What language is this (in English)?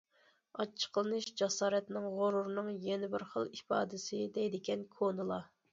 Uyghur